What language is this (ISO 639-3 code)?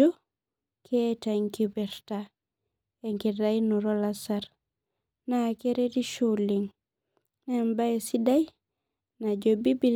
mas